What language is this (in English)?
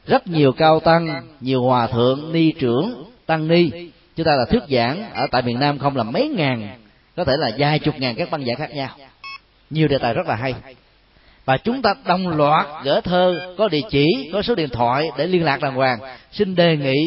Vietnamese